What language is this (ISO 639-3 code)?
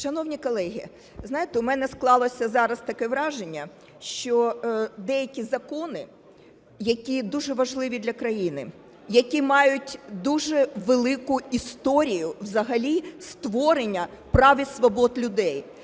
ukr